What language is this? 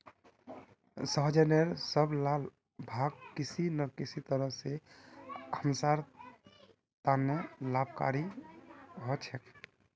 Magahi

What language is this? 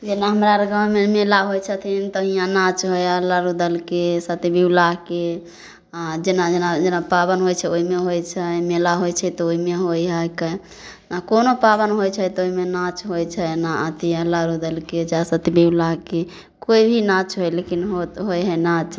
Maithili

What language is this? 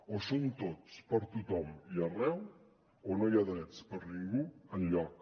Catalan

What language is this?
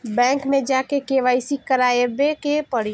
Bhojpuri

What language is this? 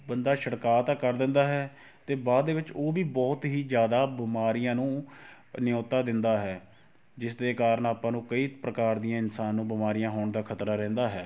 Punjabi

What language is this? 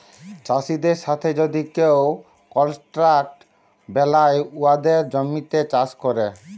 Bangla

